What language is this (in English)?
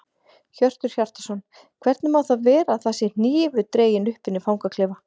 Icelandic